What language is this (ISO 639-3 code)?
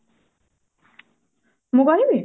ori